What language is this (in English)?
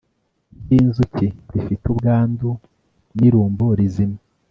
Kinyarwanda